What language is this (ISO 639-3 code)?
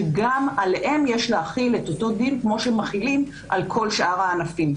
heb